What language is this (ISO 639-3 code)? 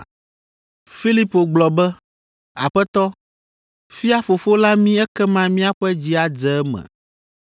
ewe